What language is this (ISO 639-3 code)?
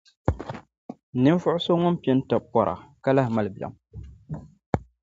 dag